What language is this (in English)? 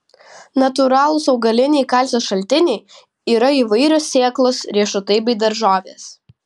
Lithuanian